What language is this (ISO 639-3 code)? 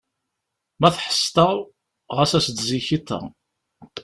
kab